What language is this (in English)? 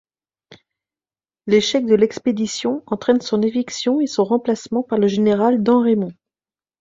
French